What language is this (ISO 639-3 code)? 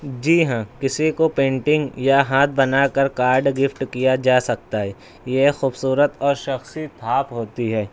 urd